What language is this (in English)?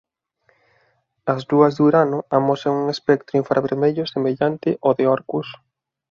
Galician